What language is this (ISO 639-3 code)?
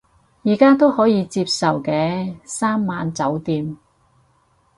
yue